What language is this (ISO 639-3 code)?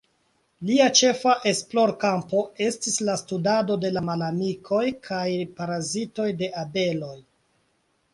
epo